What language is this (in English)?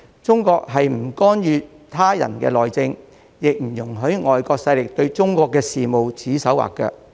Cantonese